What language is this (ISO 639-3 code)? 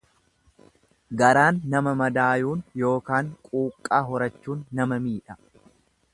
orm